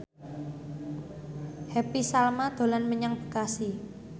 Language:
Javanese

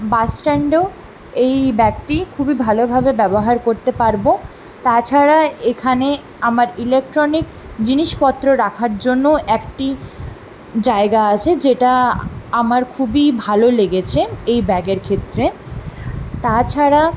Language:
Bangla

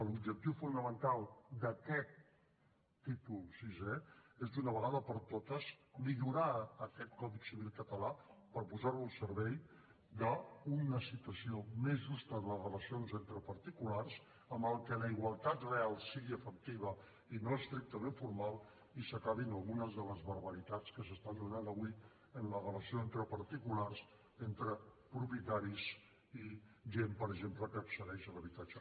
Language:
Catalan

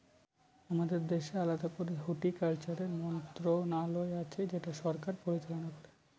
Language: Bangla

